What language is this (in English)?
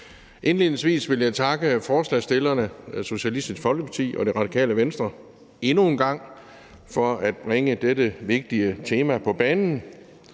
Danish